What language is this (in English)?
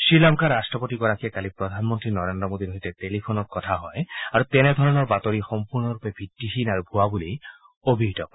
Assamese